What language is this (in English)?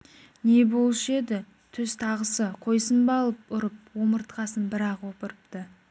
Kazakh